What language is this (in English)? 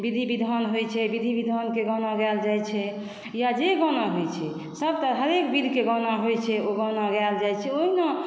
Maithili